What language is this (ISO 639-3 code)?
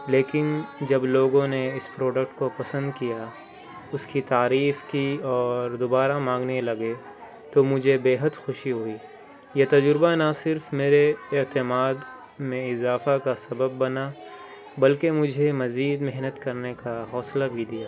urd